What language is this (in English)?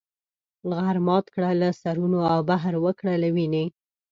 Pashto